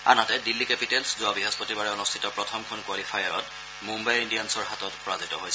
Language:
Assamese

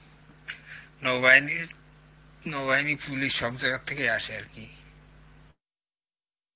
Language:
Bangla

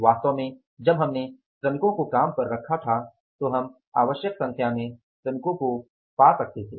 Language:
Hindi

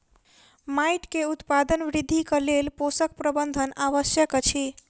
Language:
Maithili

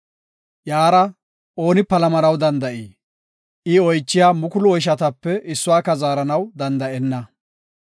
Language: Gofa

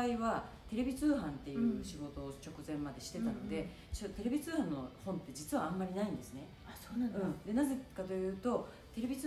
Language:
Japanese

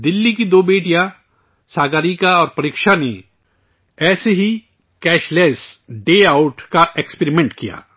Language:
Urdu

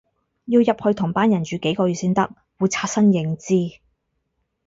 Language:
Cantonese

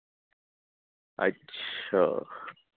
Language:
Urdu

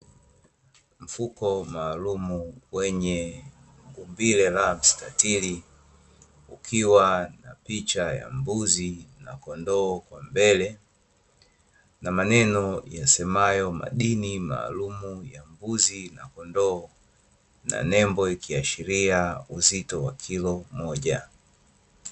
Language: Swahili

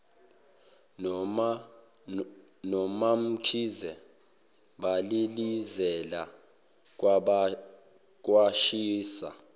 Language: Zulu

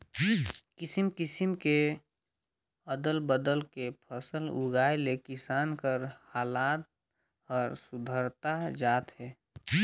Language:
Chhattisgarhi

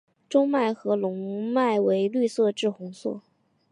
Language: Chinese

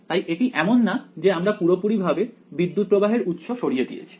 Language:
Bangla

